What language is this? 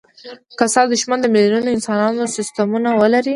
Pashto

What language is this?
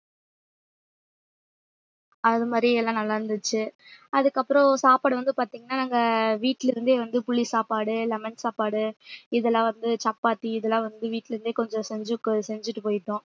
Tamil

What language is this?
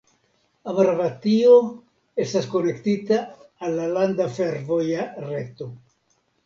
Esperanto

